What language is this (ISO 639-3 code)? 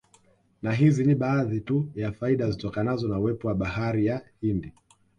swa